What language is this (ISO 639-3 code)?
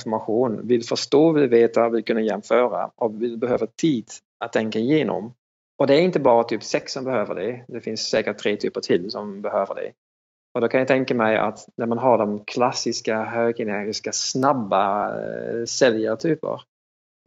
swe